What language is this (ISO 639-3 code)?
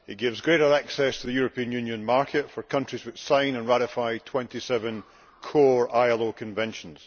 eng